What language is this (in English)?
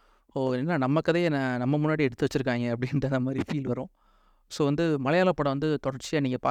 Tamil